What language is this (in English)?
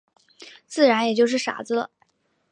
Chinese